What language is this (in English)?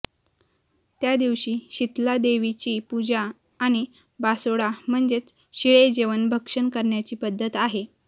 Marathi